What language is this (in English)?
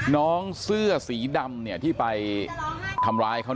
Thai